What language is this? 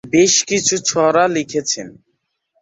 Bangla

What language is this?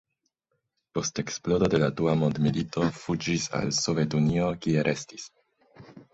Esperanto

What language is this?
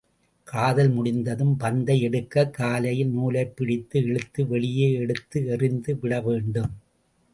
Tamil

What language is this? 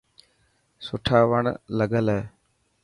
Dhatki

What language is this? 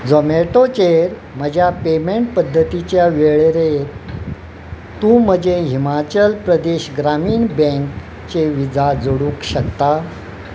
Konkani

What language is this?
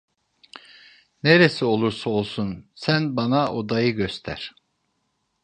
Turkish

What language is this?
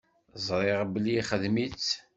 Kabyle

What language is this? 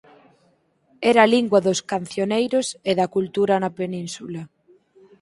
Galician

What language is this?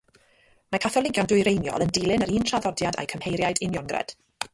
Welsh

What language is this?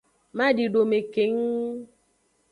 Aja (Benin)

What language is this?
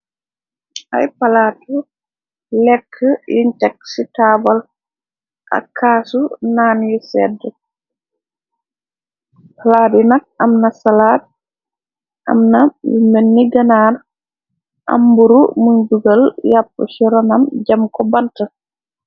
Wolof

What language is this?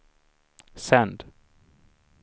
Swedish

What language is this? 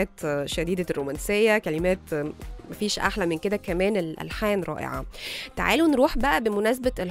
Arabic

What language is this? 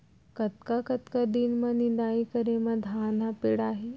Chhattisgarhi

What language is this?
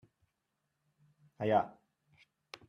Catalan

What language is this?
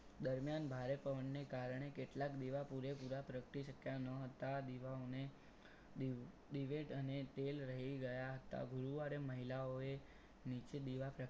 Gujarati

